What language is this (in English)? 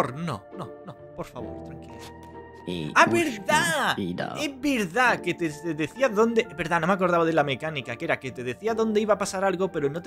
Spanish